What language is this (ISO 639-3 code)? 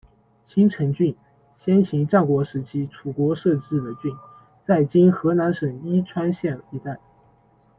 zho